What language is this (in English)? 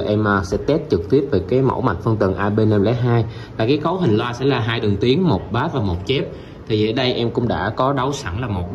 Vietnamese